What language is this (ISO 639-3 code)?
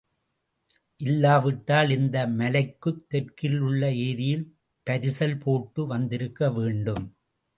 tam